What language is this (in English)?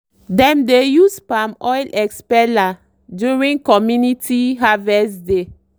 Nigerian Pidgin